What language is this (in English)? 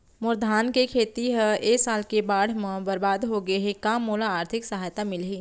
Chhattisgarhi